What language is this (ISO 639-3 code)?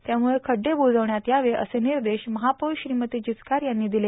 mar